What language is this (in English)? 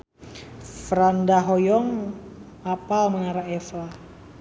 Sundanese